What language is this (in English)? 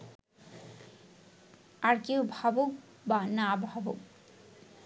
Bangla